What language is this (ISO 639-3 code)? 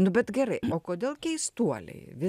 lit